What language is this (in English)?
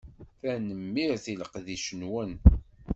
Kabyle